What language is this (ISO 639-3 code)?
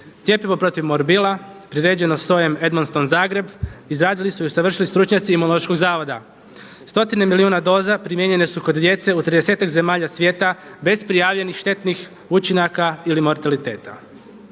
hrv